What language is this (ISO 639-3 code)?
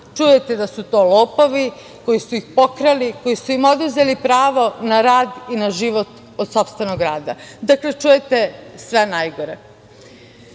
srp